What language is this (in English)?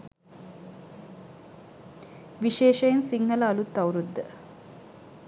Sinhala